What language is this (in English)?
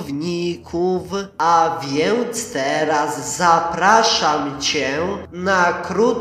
Polish